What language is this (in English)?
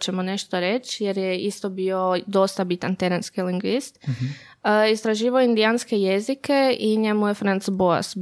Croatian